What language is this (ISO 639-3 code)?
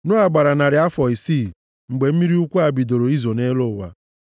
ibo